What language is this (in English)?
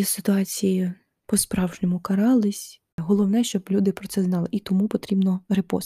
Ukrainian